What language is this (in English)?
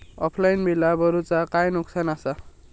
Marathi